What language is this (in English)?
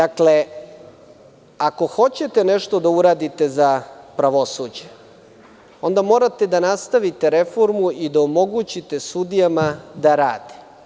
Serbian